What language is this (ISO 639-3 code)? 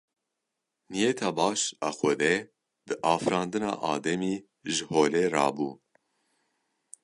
kur